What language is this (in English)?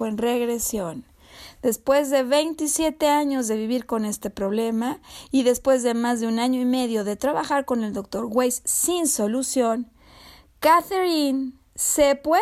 Spanish